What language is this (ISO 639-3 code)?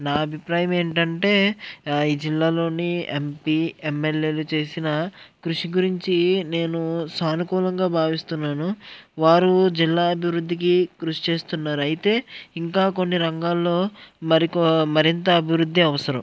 tel